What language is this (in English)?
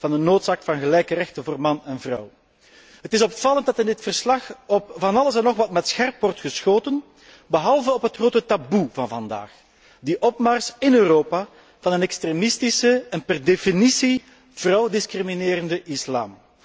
Dutch